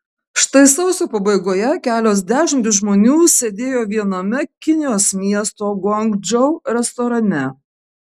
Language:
Lithuanian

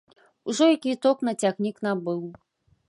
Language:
Belarusian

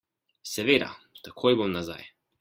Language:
Slovenian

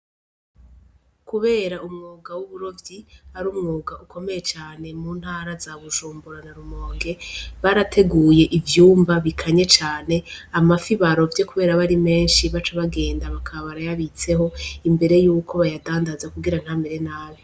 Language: Rundi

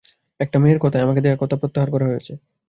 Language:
Bangla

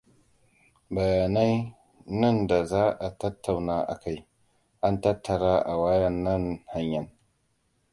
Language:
Hausa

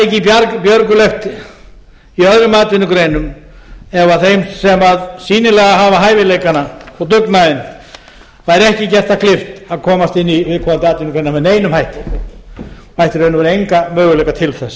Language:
Icelandic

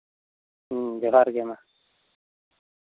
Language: Santali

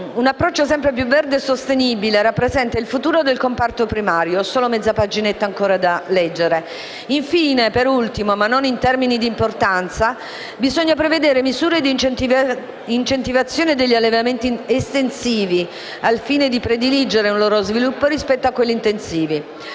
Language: Italian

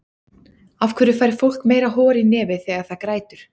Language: Icelandic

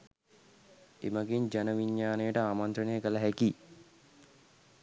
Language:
Sinhala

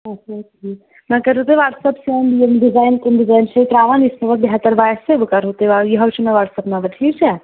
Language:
Kashmiri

